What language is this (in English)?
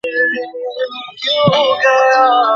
Bangla